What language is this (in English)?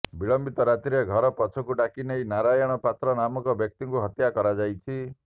Odia